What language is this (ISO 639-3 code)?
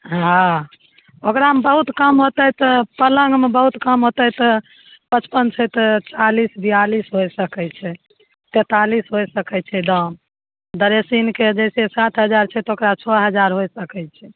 mai